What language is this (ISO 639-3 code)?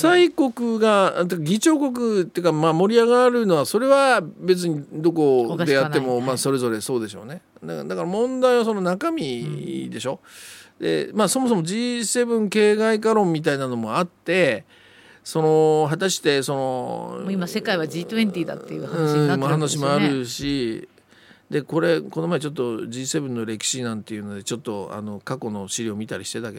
jpn